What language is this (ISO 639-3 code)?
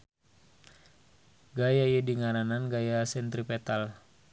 sun